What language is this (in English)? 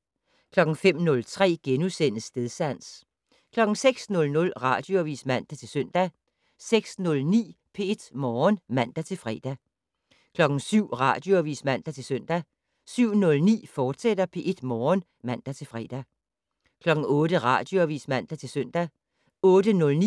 Danish